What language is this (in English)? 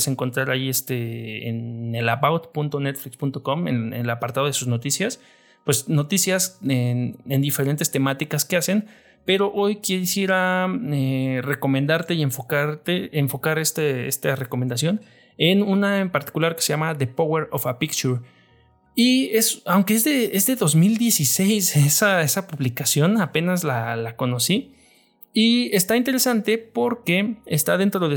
Spanish